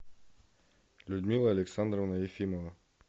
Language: Russian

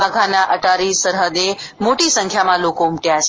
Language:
Gujarati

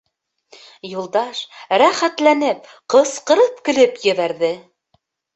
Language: Bashkir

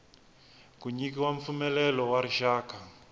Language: Tsonga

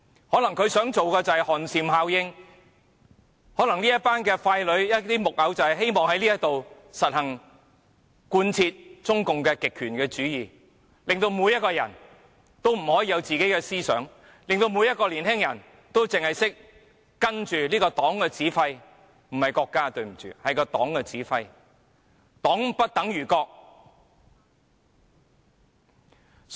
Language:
Cantonese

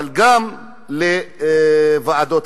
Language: Hebrew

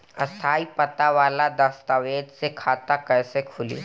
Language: Bhojpuri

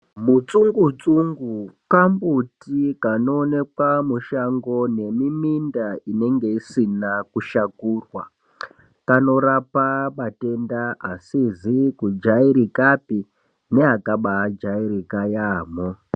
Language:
Ndau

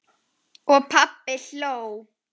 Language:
Icelandic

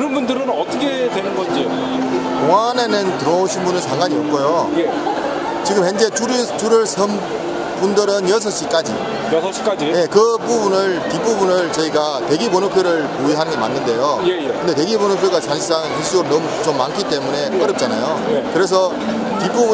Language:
Korean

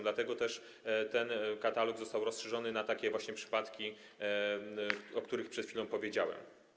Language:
Polish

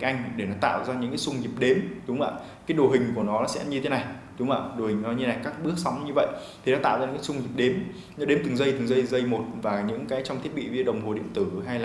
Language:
Vietnamese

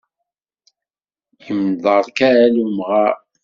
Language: Kabyle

